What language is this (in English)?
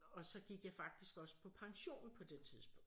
Danish